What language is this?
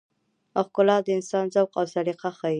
Pashto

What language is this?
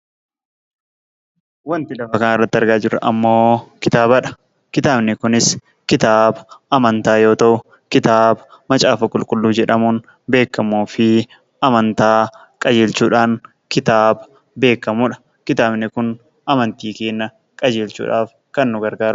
Oromo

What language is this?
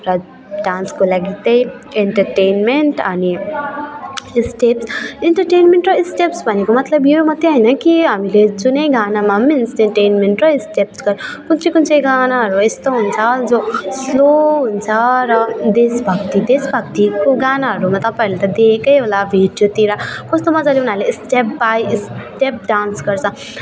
Nepali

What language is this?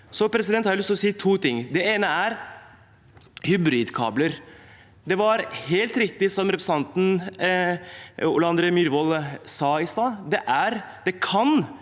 Norwegian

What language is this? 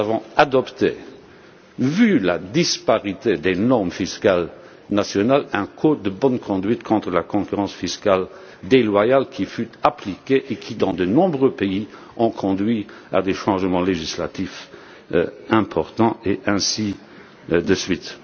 French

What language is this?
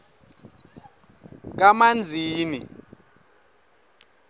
Swati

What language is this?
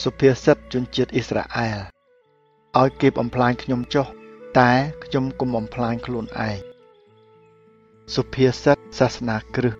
Thai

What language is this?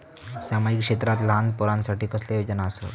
Marathi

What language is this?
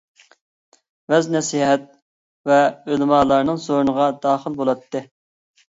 Uyghur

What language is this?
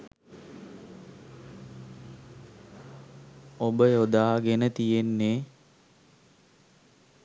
Sinhala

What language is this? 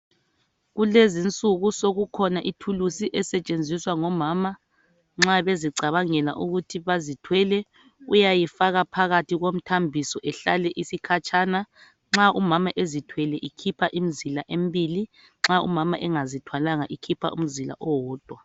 North Ndebele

